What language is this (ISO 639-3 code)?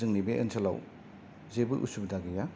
brx